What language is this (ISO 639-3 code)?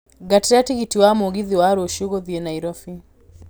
kik